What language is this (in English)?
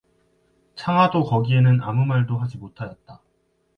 Korean